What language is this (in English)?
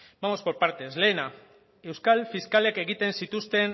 Basque